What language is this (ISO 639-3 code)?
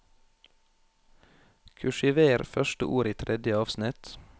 nor